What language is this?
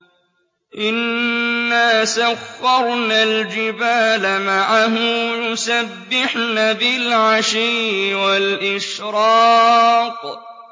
Arabic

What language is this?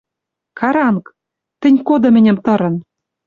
Western Mari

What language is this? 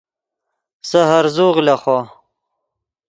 Yidgha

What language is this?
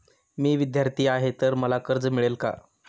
Marathi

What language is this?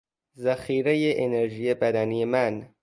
Persian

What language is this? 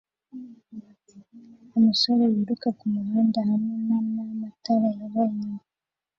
Kinyarwanda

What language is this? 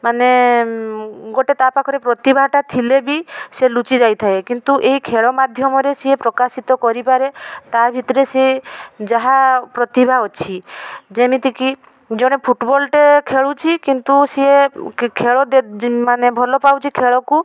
Odia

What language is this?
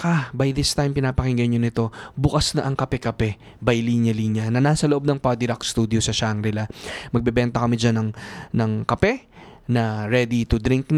Filipino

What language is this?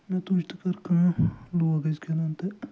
Kashmiri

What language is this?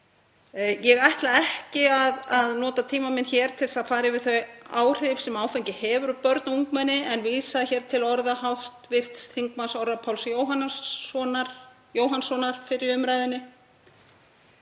Icelandic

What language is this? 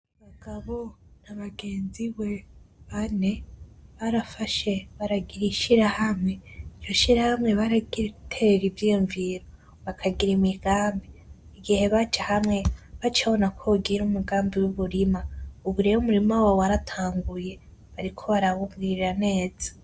Rundi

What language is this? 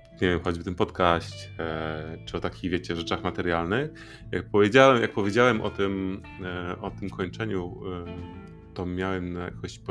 Polish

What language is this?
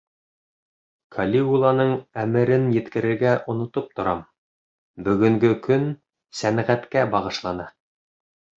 Bashkir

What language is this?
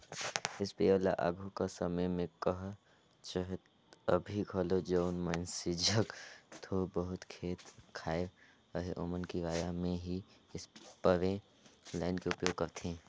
Chhattisgarhi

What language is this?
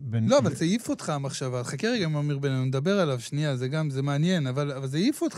Hebrew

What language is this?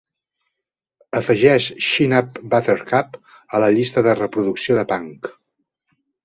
Catalan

